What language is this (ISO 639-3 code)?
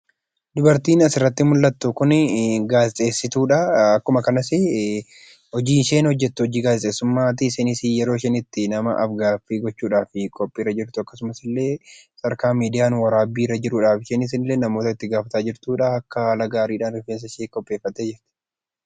orm